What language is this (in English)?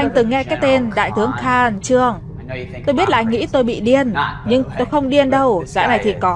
Vietnamese